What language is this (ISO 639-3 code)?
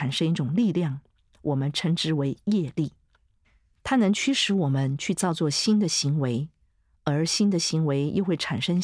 zho